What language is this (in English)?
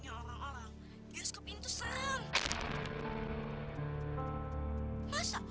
Indonesian